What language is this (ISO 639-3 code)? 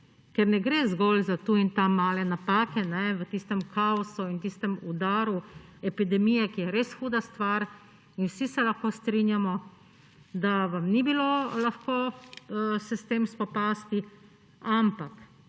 slv